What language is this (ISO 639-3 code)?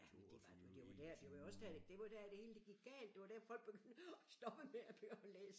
dan